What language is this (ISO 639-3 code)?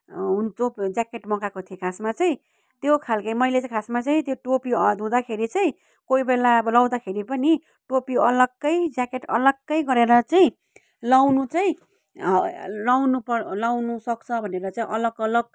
nep